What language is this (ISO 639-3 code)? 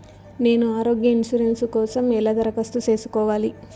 tel